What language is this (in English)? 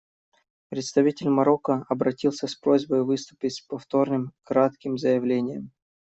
Russian